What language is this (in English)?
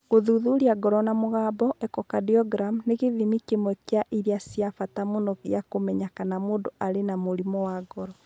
Kikuyu